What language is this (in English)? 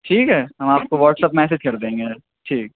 Urdu